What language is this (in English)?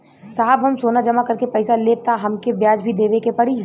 Bhojpuri